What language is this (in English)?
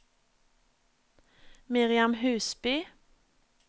Norwegian